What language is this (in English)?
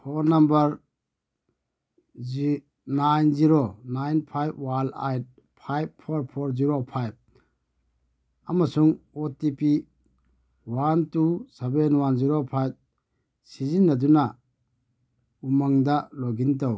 Manipuri